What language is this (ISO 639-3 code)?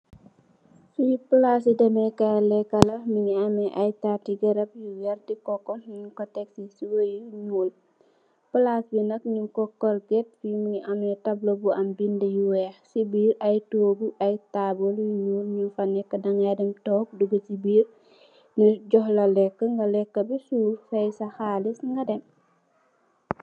wol